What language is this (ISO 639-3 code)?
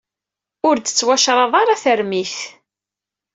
kab